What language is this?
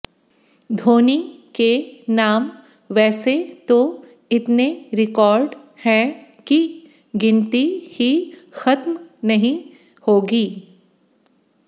Hindi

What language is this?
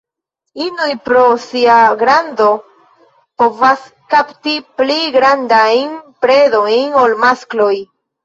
Esperanto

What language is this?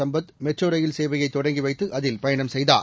Tamil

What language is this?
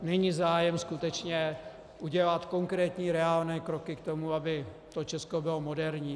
Czech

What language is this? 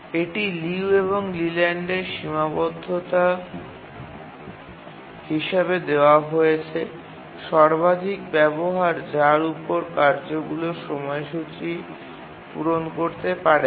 Bangla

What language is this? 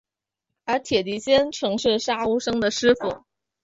Chinese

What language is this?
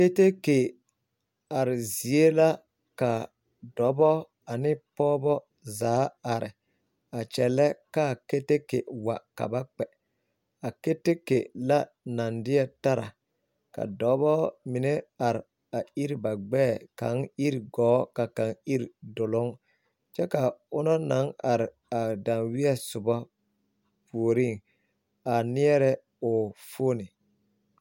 Southern Dagaare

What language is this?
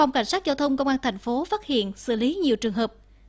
Vietnamese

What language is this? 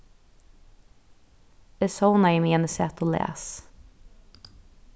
Faroese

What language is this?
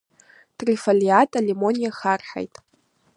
Abkhazian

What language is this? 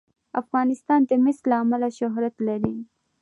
Pashto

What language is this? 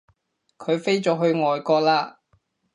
Cantonese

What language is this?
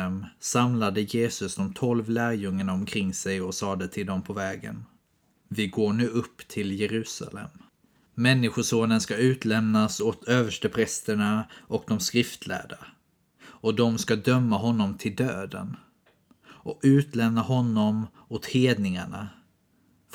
Swedish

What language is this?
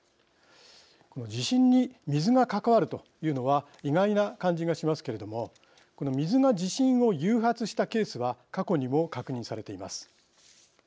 Japanese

